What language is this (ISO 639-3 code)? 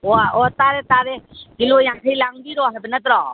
mni